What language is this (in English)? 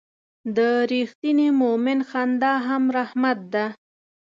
Pashto